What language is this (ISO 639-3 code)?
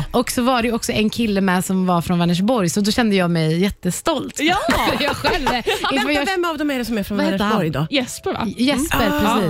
swe